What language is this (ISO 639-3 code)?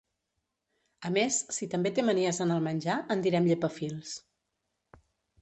cat